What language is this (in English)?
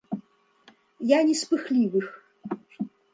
Belarusian